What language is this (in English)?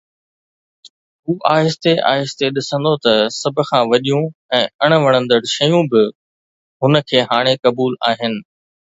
Sindhi